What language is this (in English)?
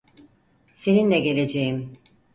Turkish